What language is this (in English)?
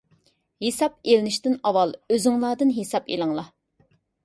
Uyghur